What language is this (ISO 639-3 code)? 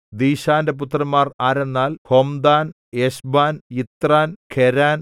mal